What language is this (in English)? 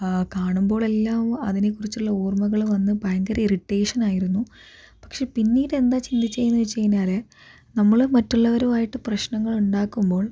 Malayalam